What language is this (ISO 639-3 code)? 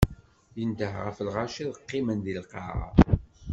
kab